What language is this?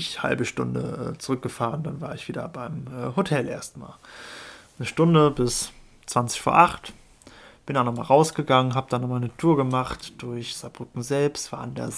German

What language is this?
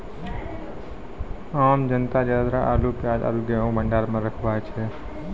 Maithili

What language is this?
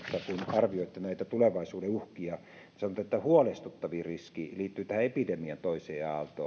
Finnish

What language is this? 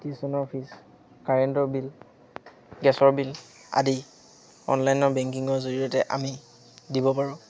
Assamese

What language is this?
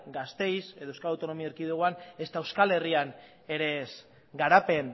Basque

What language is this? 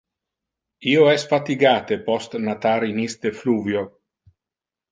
Interlingua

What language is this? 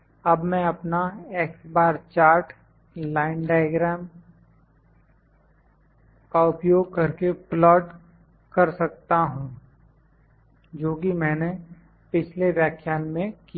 Hindi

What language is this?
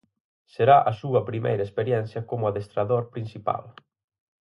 Galician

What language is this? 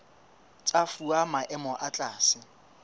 Southern Sotho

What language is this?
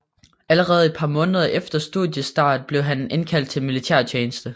Danish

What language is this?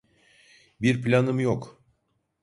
Turkish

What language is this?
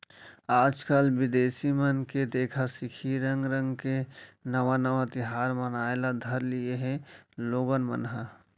Chhattisgarhi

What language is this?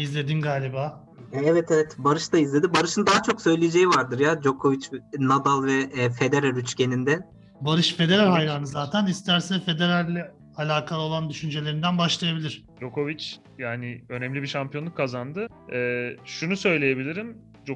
Turkish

